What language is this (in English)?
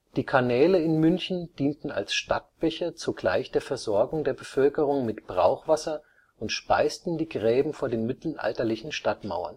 German